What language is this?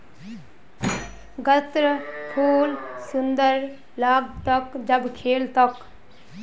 Magahi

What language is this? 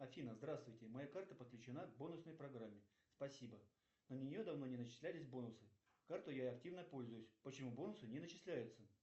Russian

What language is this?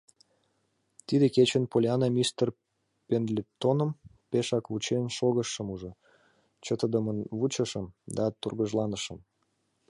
Mari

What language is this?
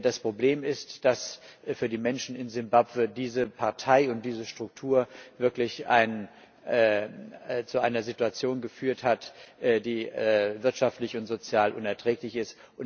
German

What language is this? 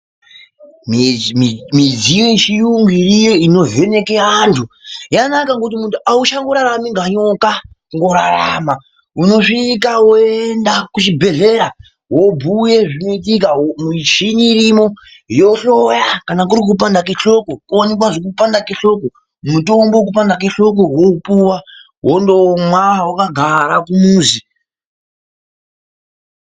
Ndau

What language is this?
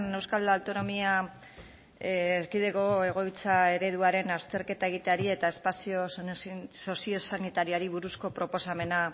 Basque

